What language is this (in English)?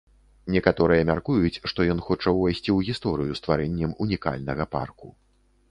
Belarusian